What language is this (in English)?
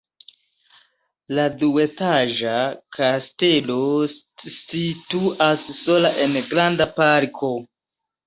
Esperanto